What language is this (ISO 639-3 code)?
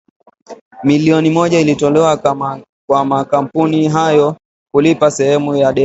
swa